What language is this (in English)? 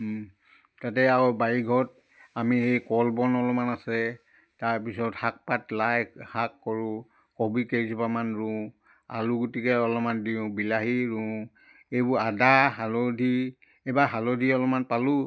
Assamese